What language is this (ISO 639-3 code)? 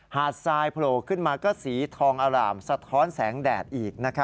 tha